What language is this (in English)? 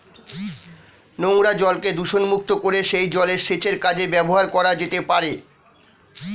Bangla